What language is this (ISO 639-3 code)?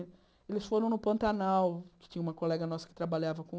por